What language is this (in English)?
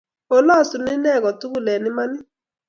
Kalenjin